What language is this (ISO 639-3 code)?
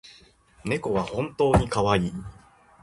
jpn